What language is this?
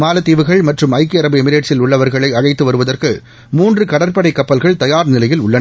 Tamil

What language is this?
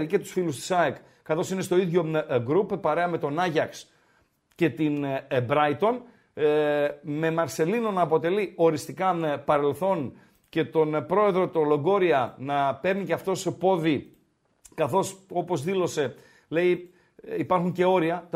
Greek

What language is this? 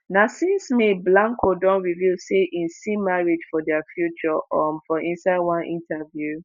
Nigerian Pidgin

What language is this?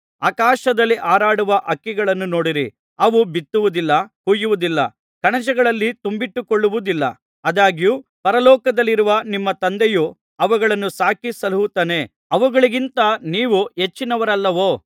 Kannada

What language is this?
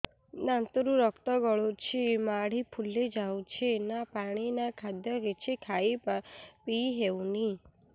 Odia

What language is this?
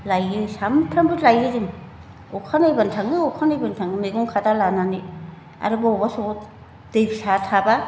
Bodo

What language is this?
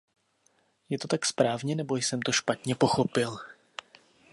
Czech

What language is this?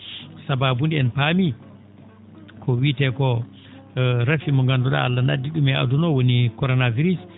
Fula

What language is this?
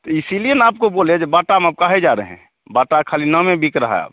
Hindi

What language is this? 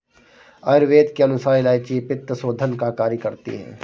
Hindi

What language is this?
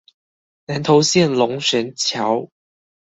Chinese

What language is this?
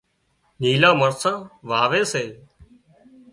Wadiyara Koli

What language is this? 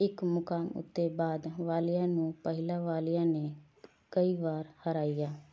Punjabi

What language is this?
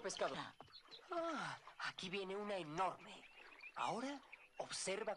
Spanish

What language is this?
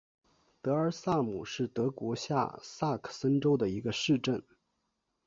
Chinese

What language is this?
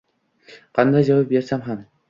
Uzbek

